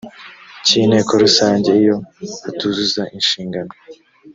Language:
Kinyarwanda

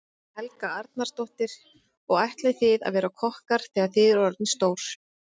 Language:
Icelandic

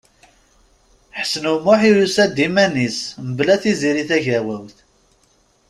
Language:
Kabyle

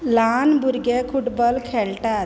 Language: Konkani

